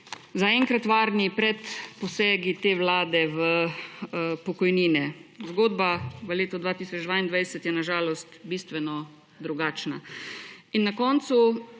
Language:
Slovenian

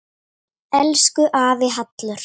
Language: Icelandic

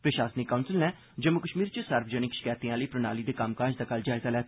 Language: Dogri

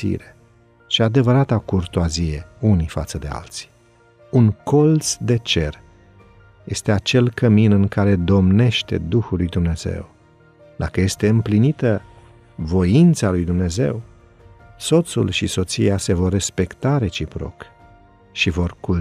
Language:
Romanian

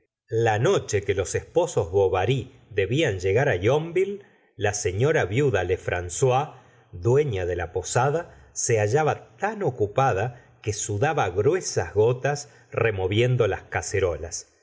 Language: Spanish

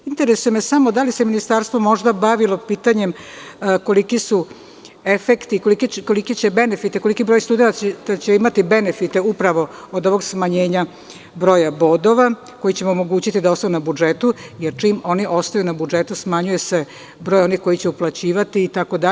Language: Serbian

